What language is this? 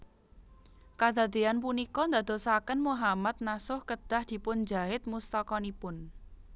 Javanese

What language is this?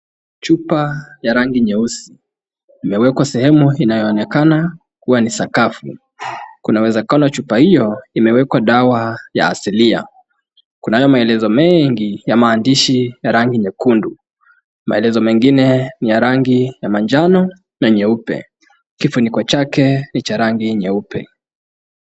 Swahili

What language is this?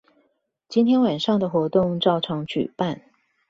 Chinese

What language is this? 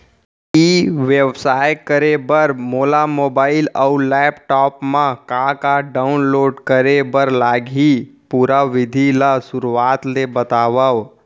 Chhattisgarhi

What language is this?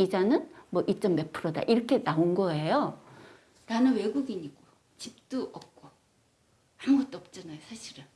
Korean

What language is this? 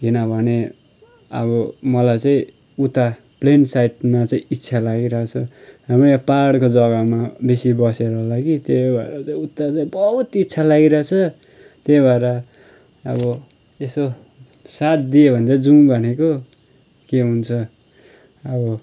Nepali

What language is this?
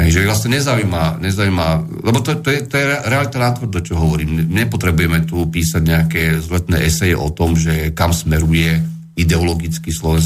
Slovak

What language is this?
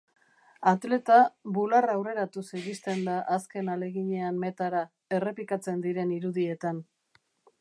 Basque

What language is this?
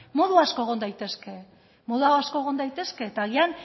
Basque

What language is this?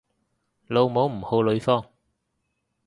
Cantonese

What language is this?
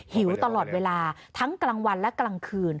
Thai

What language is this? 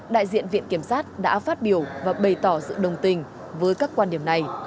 Vietnamese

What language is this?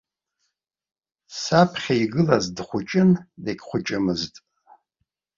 Abkhazian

